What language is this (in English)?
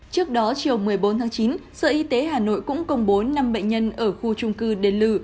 Vietnamese